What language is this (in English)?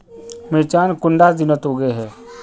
Magahi